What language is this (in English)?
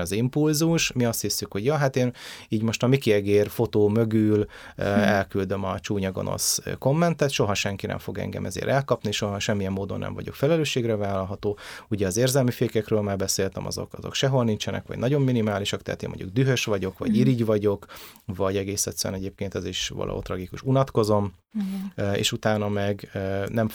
Hungarian